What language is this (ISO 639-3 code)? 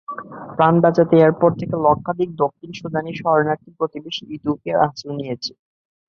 ben